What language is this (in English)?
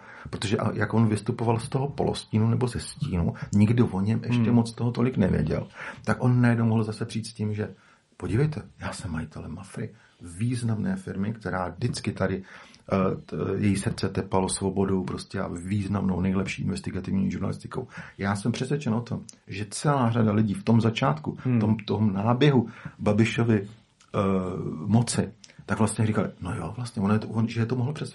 Czech